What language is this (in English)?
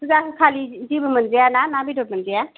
Bodo